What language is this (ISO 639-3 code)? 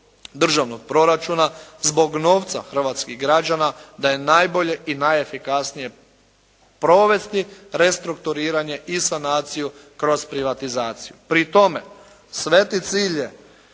hrv